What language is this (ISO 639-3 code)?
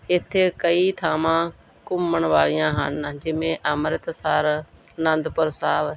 pan